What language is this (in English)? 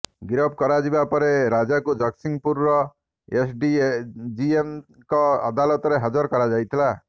Odia